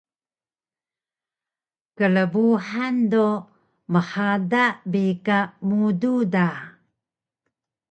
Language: Taroko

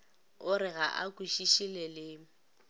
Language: Northern Sotho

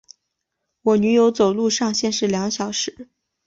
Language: Chinese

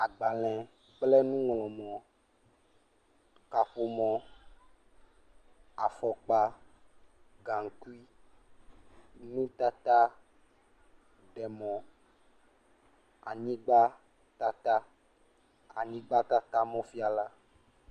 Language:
Ewe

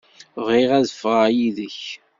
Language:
Kabyle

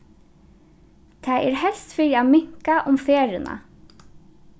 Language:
Faroese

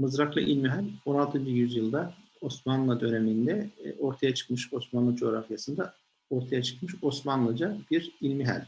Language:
Turkish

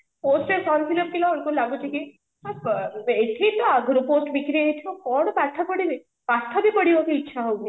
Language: Odia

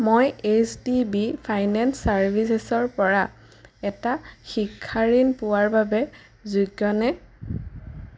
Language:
Assamese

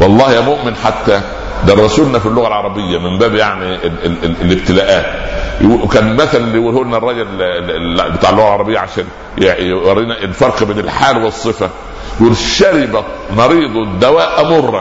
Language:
Arabic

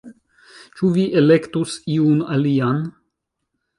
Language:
Esperanto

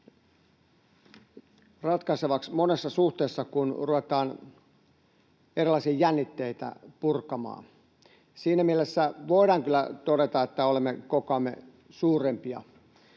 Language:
Finnish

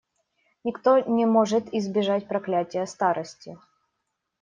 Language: Russian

